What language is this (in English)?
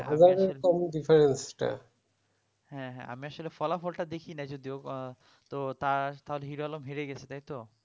Bangla